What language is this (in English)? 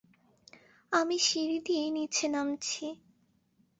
Bangla